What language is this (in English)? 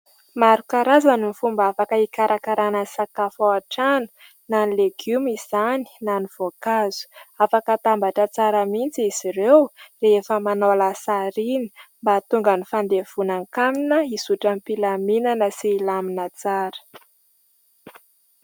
Malagasy